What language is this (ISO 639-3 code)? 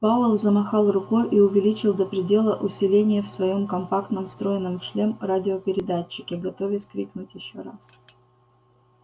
rus